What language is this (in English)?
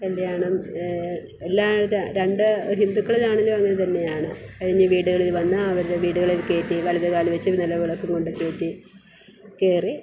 Malayalam